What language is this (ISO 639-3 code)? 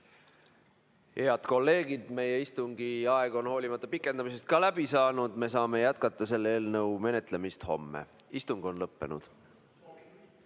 est